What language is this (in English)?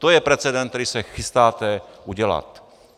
Czech